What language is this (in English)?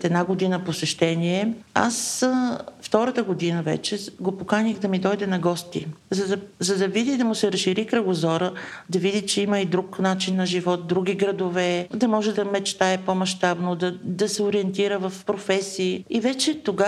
Bulgarian